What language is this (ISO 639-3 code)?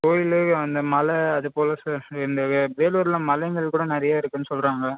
tam